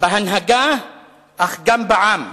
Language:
Hebrew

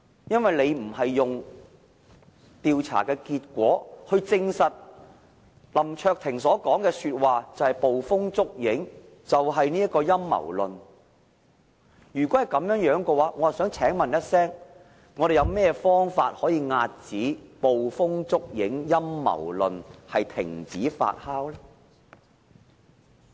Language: Cantonese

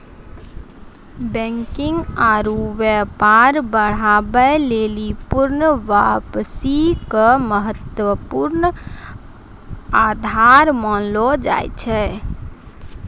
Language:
Maithili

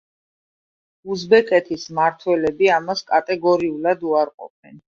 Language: Georgian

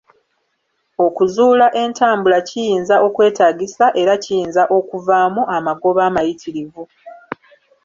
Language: Ganda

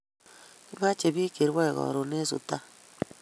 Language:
Kalenjin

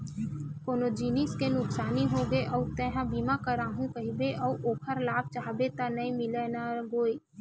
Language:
Chhattisgarhi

